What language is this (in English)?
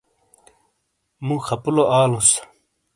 Shina